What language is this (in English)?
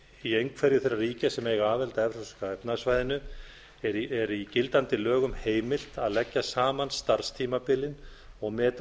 Icelandic